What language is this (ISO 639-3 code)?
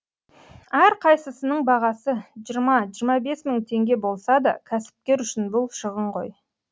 kaz